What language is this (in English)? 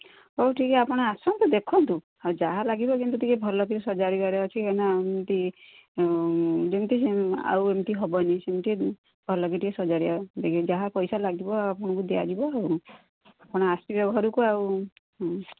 Odia